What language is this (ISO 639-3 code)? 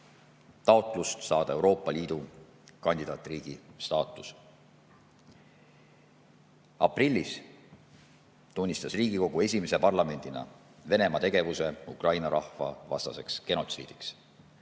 est